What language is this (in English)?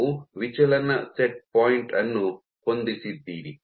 Kannada